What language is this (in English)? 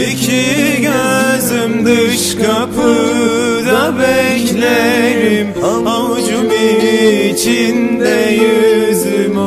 Turkish